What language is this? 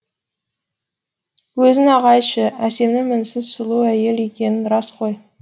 Kazakh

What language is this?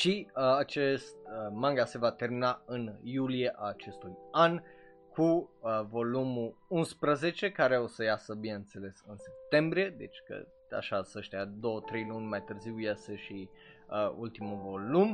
Romanian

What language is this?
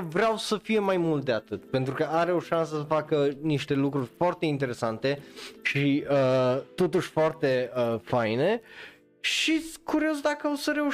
Romanian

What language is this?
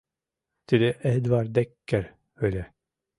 Mari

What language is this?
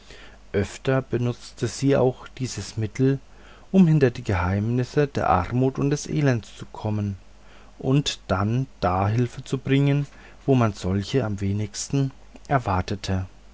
German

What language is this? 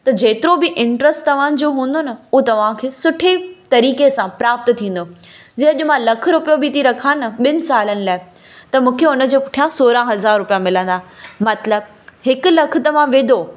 Sindhi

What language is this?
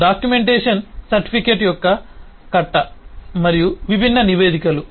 Telugu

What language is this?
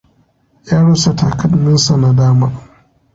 Hausa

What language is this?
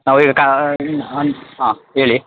Kannada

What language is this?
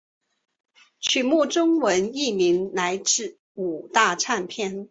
Chinese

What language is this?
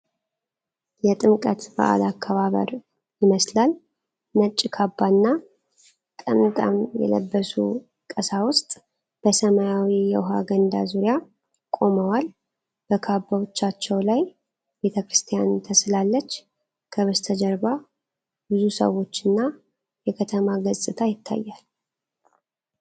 Amharic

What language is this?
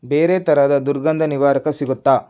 Kannada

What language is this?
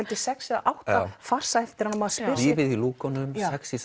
Icelandic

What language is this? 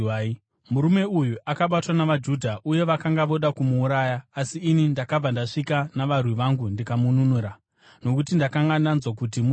Shona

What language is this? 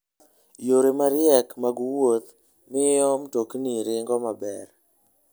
Luo (Kenya and Tanzania)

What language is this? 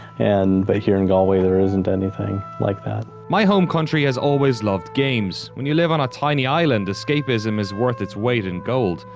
English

